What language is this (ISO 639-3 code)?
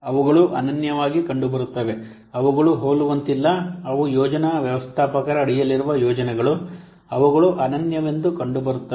kan